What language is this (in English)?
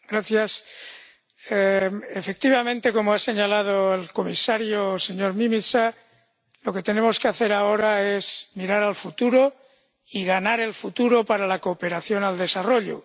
Spanish